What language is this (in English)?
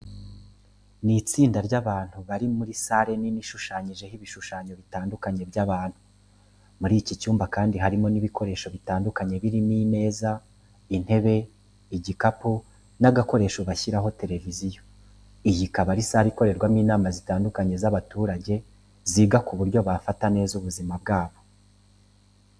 Kinyarwanda